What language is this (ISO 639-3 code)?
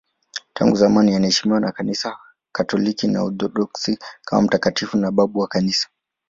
swa